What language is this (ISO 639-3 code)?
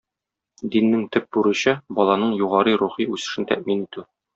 tat